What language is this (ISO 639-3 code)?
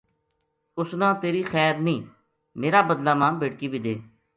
gju